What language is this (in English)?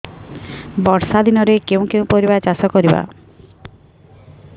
Odia